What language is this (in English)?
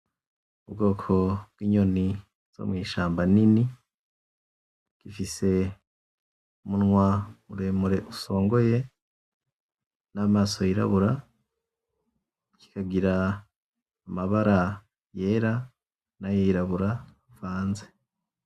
Rundi